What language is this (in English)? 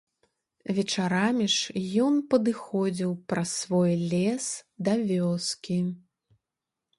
Belarusian